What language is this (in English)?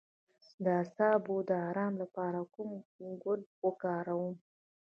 Pashto